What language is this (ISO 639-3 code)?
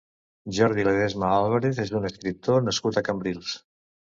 cat